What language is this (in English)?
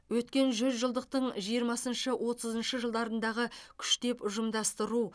Kazakh